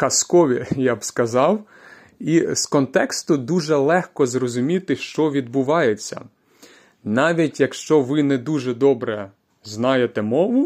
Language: Ukrainian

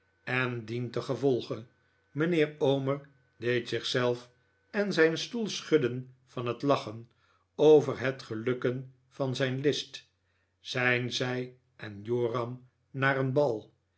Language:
Dutch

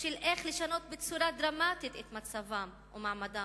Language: Hebrew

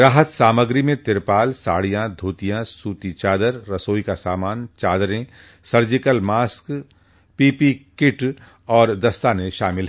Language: Hindi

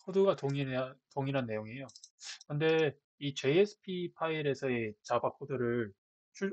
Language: Korean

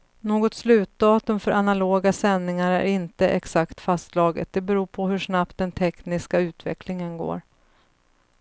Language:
Swedish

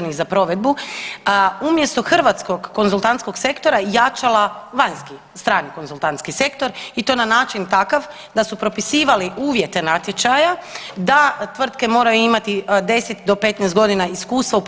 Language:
Croatian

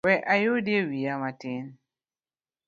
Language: Luo (Kenya and Tanzania)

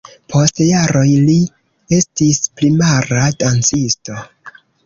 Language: Esperanto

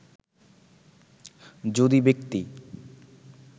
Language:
Bangla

